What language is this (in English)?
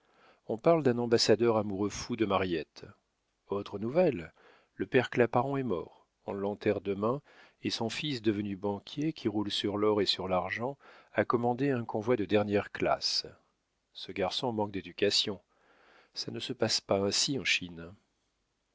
French